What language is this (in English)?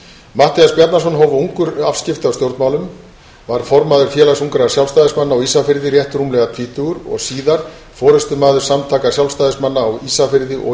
Icelandic